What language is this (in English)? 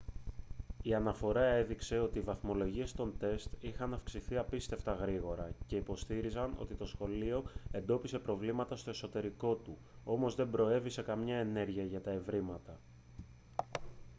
Greek